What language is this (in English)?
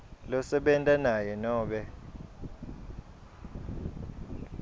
Swati